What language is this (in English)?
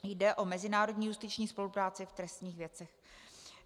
Czech